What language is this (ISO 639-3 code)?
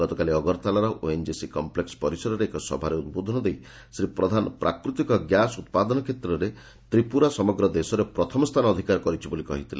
ori